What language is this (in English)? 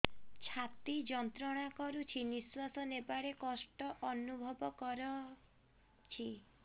Odia